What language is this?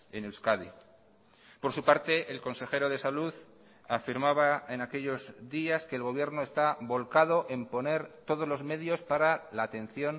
Spanish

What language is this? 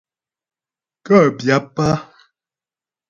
Ghomala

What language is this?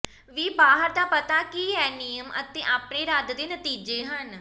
Punjabi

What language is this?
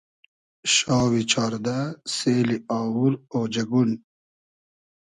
Hazaragi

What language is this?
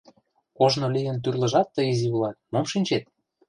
Mari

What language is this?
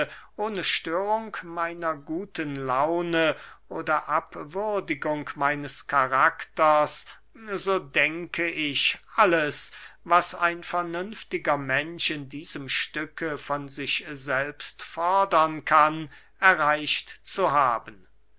German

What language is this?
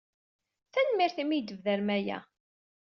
Kabyle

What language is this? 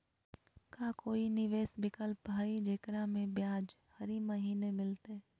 Magahi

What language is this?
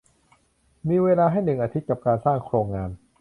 Thai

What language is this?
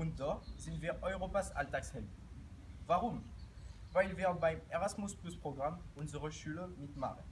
German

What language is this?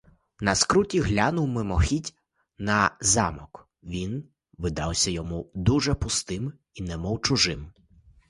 Ukrainian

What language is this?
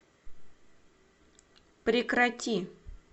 Russian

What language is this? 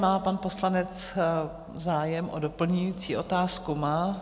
Czech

